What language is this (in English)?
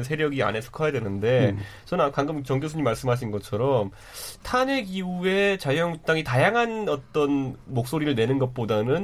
Korean